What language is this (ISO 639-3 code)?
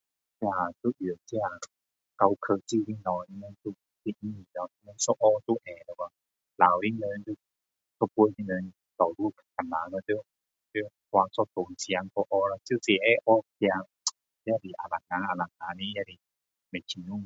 cdo